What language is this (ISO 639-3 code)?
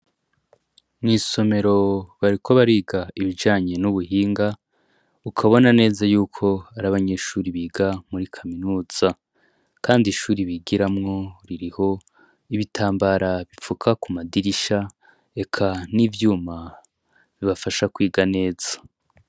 run